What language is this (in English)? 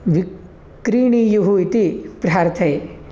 Sanskrit